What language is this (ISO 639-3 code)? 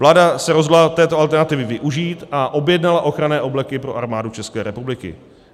ces